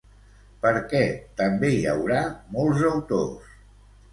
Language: Catalan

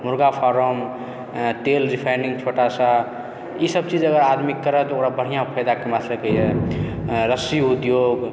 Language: Maithili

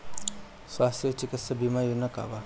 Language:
Bhojpuri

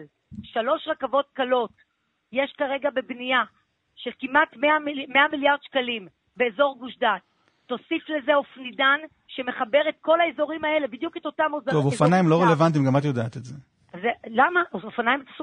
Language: Hebrew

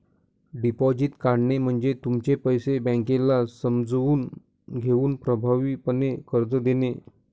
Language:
Marathi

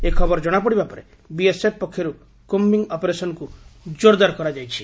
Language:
Odia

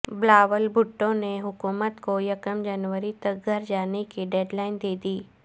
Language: Urdu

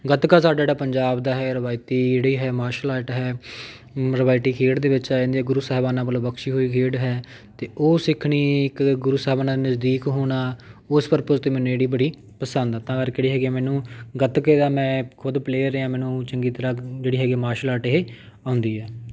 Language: Punjabi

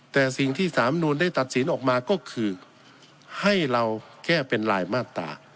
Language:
Thai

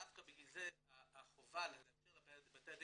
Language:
Hebrew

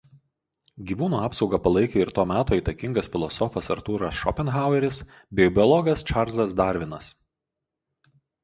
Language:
Lithuanian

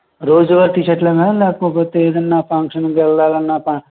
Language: Telugu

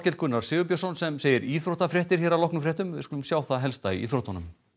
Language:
Icelandic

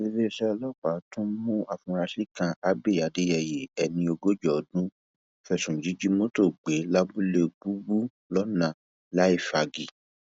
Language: Yoruba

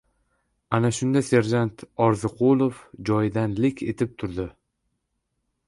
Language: Uzbek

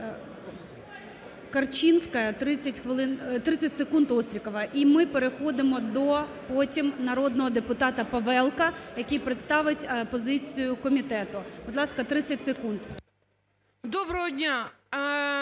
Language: Ukrainian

